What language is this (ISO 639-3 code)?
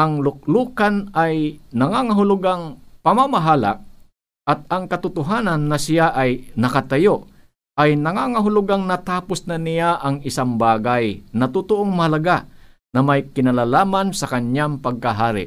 fil